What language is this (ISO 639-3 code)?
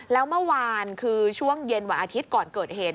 tha